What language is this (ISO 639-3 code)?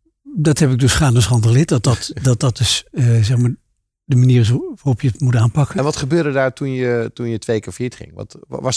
nld